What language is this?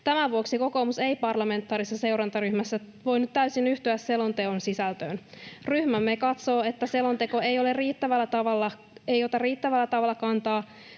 Finnish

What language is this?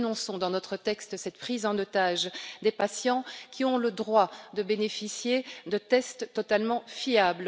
French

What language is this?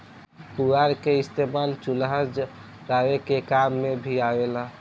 Bhojpuri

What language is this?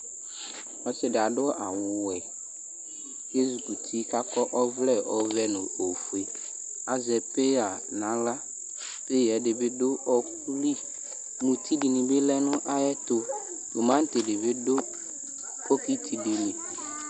Ikposo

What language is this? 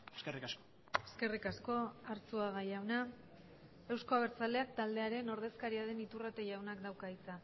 Basque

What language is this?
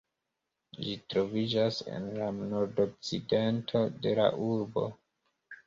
Esperanto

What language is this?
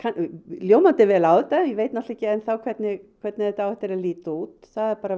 Icelandic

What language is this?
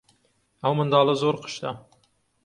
Central Kurdish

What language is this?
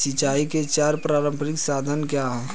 Hindi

